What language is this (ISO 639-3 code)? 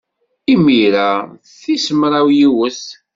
kab